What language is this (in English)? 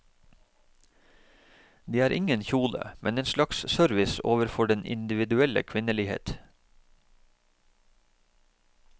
Norwegian